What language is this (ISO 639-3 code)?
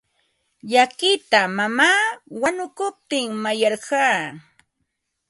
qva